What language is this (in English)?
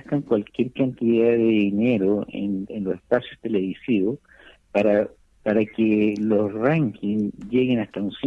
Spanish